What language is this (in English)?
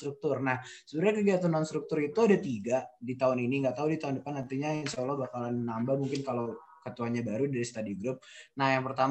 Indonesian